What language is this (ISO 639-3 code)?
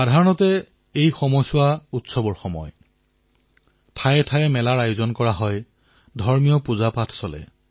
asm